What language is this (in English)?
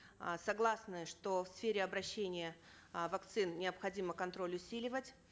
Kazakh